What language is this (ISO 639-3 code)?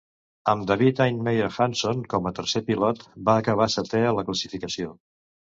cat